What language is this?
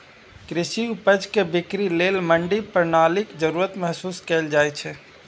Maithili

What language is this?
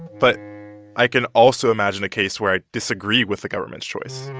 English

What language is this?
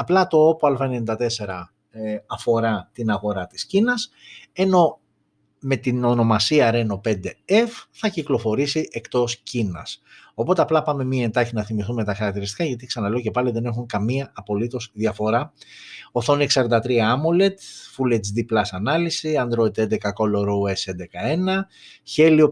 Greek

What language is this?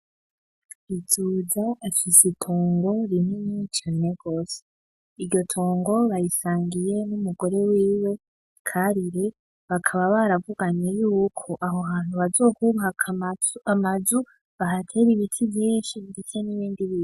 Rundi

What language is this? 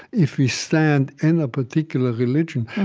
English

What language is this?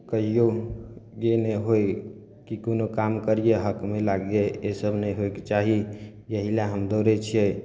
Maithili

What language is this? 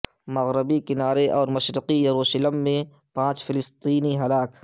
Urdu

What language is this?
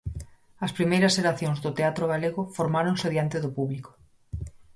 Galician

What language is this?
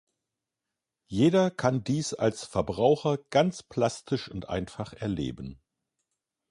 German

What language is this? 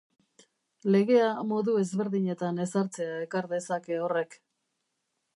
Basque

